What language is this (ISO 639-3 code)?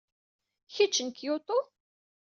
kab